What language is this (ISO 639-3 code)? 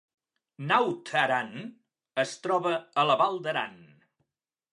cat